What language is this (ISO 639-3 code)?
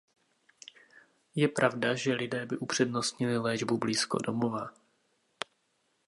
ces